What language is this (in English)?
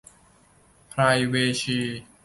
Thai